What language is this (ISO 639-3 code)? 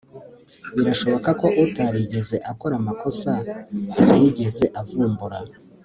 kin